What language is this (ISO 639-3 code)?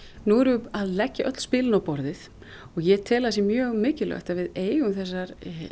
isl